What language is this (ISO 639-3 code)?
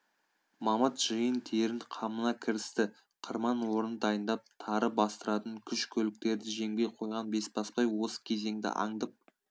kaz